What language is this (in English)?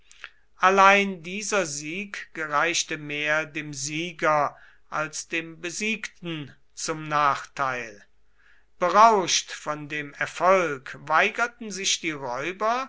German